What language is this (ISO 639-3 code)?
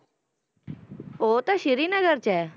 pan